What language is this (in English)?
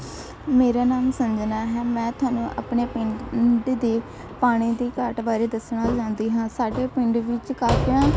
Punjabi